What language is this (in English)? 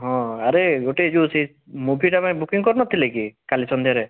Odia